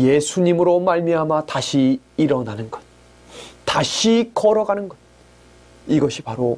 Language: Korean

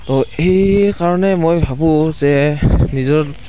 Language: Assamese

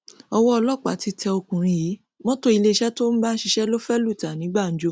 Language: Yoruba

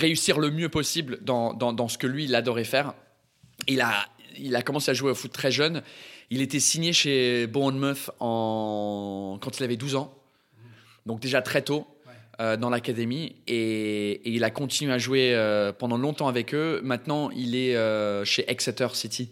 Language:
French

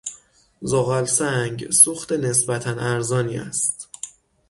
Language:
Persian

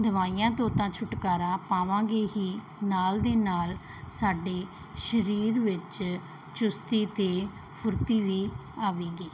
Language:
Punjabi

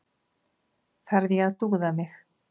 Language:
Icelandic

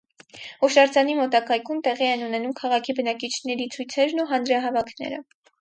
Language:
Armenian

